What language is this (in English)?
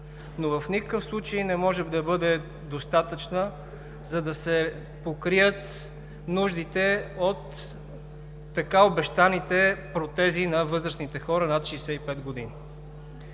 Bulgarian